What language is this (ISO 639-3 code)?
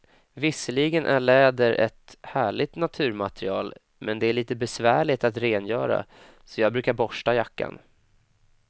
swe